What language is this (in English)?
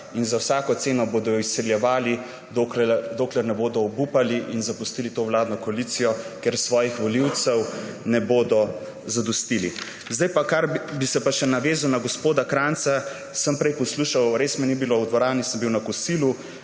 Slovenian